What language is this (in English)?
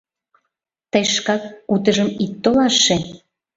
Mari